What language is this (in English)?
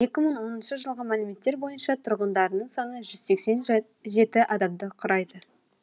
Kazakh